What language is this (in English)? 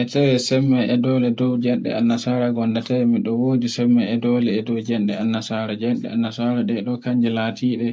Borgu Fulfulde